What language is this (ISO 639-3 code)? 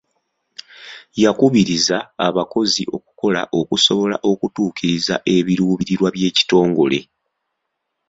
lug